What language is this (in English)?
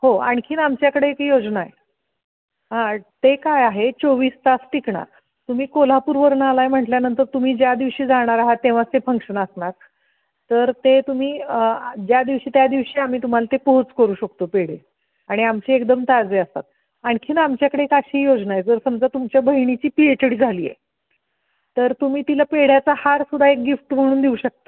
Marathi